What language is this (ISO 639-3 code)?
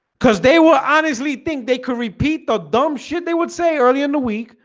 eng